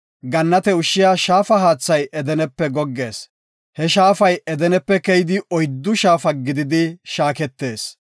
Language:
Gofa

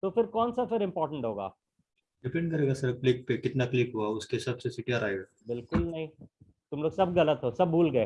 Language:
Hindi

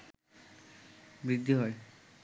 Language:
Bangla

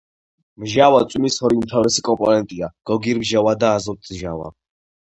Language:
Georgian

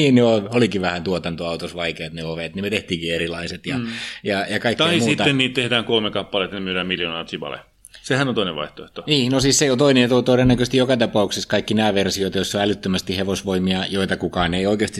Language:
Finnish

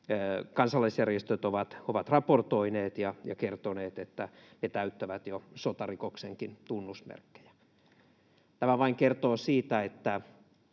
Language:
Finnish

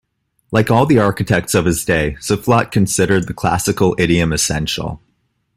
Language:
English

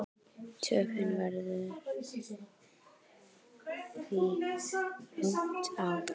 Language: Icelandic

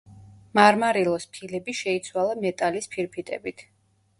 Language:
Georgian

